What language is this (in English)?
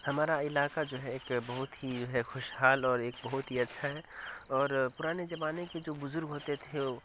Urdu